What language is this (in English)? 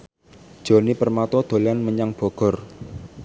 Javanese